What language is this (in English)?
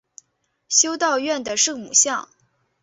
Chinese